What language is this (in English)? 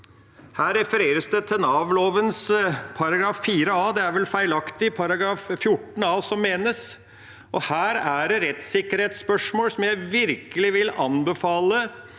Norwegian